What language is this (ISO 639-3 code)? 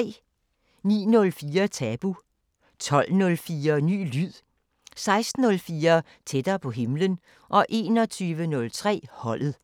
dan